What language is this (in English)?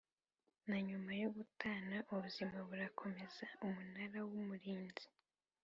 Kinyarwanda